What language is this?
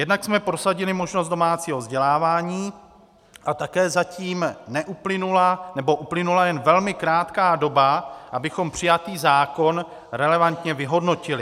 Czech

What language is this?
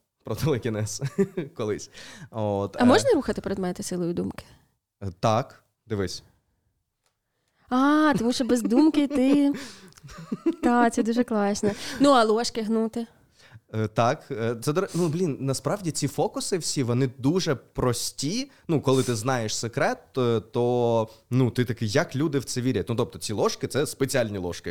Ukrainian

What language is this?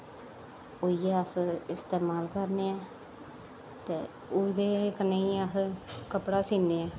Dogri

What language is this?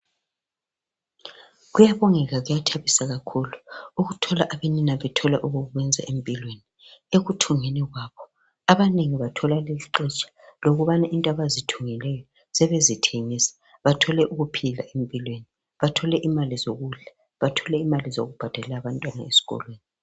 North Ndebele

